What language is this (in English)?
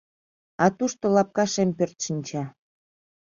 Mari